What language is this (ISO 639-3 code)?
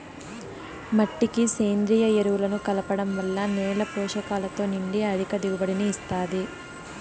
tel